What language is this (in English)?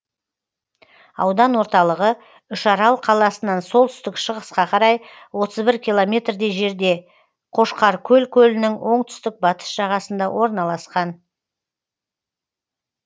Kazakh